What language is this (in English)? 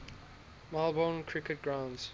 English